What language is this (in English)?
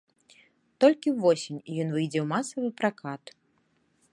Belarusian